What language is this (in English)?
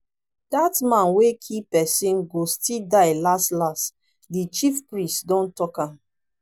Nigerian Pidgin